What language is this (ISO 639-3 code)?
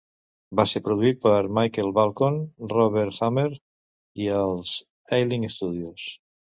cat